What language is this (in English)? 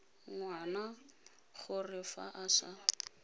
Tswana